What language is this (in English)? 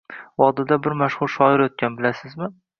Uzbek